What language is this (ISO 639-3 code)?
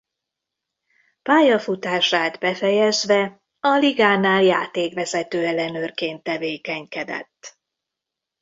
hun